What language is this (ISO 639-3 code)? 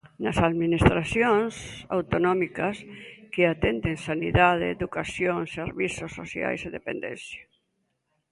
glg